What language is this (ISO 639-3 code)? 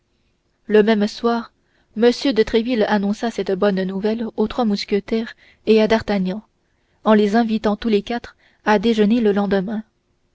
fra